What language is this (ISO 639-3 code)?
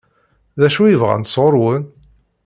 kab